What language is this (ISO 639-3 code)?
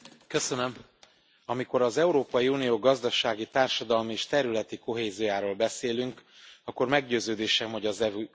hun